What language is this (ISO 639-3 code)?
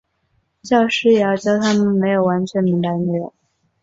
zho